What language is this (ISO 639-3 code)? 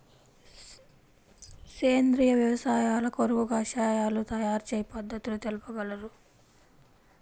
tel